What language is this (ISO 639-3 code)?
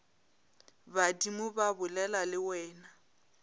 nso